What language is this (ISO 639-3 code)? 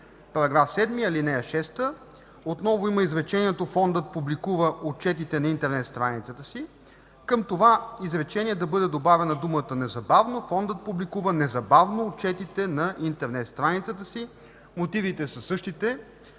bul